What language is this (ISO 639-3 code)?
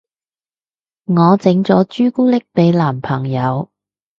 yue